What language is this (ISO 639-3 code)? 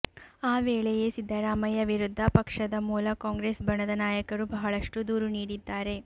kan